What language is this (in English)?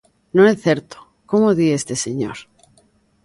Galician